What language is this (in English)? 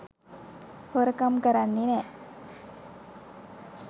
Sinhala